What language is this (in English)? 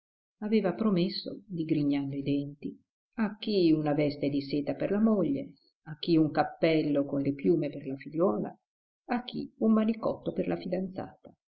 Italian